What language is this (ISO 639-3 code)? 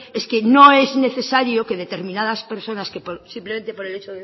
spa